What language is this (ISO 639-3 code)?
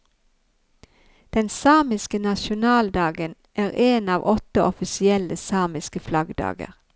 nor